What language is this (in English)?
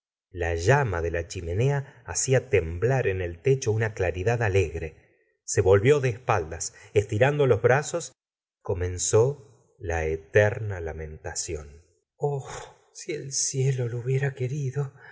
Spanish